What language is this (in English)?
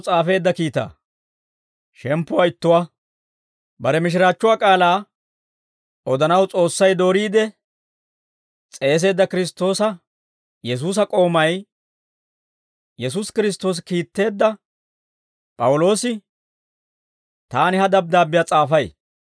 Dawro